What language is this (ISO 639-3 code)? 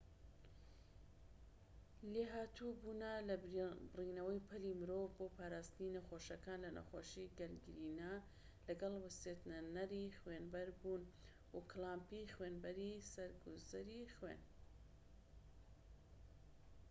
ckb